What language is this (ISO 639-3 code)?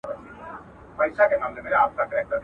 pus